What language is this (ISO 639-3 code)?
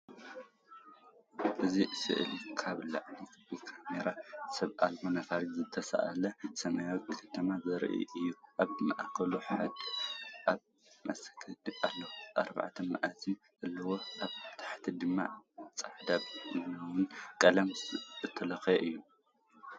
tir